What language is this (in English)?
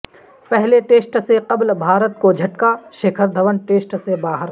Urdu